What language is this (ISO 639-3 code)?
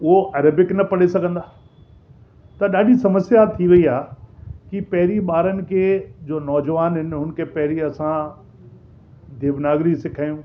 snd